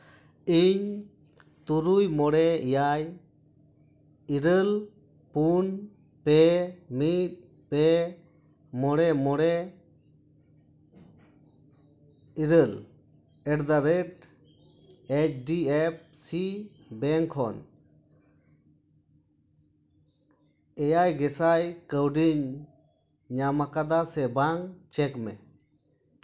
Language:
Santali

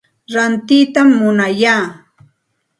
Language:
Santa Ana de Tusi Pasco Quechua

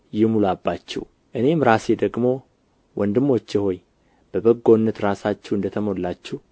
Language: Amharic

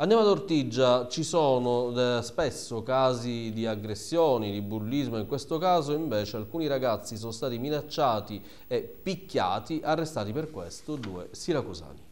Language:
Italian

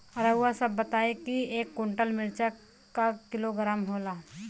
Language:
Bhojpuri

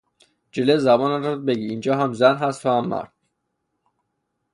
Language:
Persian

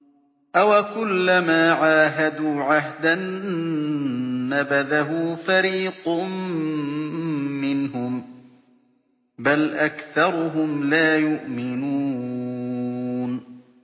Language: Arabic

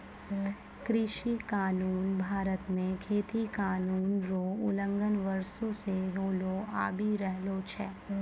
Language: Maithili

